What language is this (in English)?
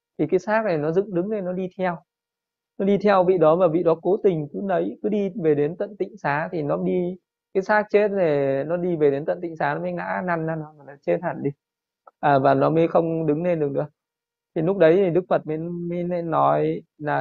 Vietnamese